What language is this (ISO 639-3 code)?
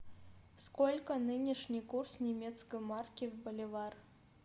rus